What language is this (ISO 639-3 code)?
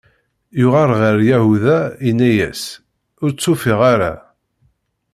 kab